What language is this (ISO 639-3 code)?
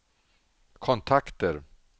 swe